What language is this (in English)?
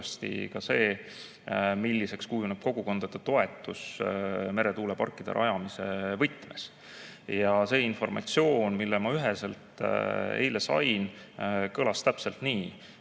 Estonian